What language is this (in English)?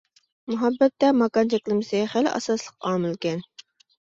Uyghur